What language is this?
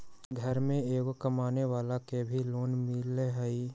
Magahi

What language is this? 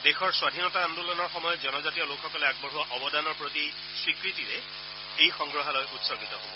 Assamese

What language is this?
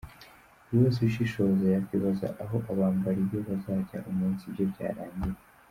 Kinyarwanda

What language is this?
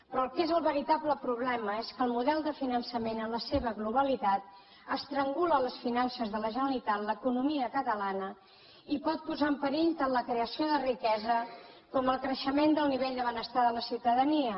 Catalan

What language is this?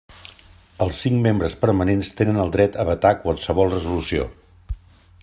Catalan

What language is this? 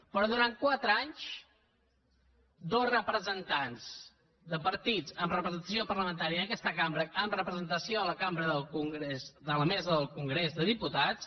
Catalan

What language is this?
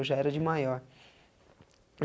Portuguese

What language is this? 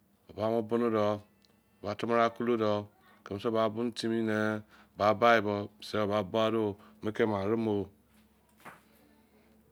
Izon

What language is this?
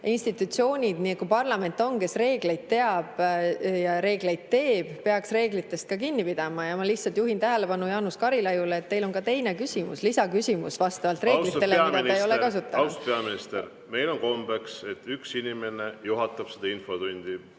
Estonian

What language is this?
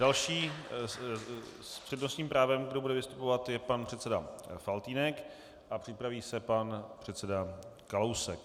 Czech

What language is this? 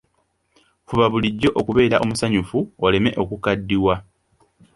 Ganda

